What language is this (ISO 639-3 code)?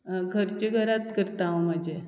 kok